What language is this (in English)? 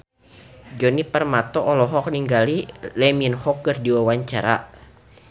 Sundanese